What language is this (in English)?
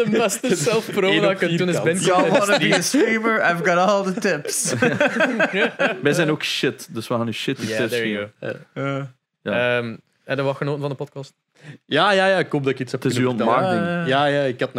Dutch